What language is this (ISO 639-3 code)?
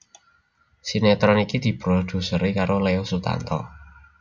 jav